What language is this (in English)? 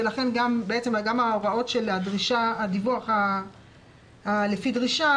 Hebrew